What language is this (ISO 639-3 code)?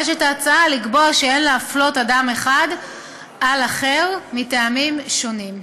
heb